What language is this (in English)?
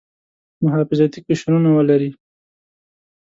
Pashto